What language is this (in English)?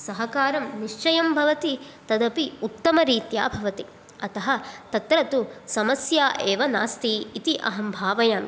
Sanskrit